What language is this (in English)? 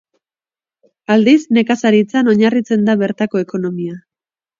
Basque